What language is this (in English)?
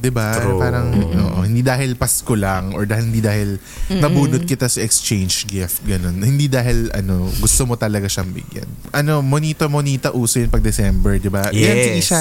Filipino